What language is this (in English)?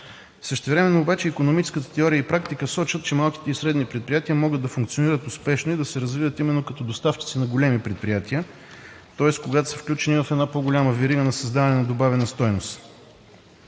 Bulgarian